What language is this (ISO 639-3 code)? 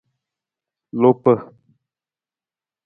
nmz